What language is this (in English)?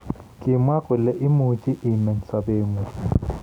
Kalenjin